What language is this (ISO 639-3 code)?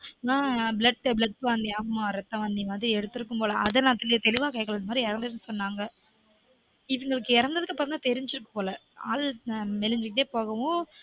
tam